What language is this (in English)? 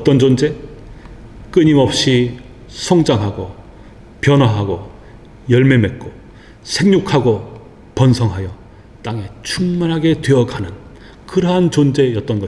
Korean